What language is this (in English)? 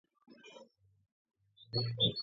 Georgian